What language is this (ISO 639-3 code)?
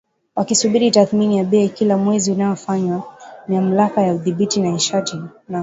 swa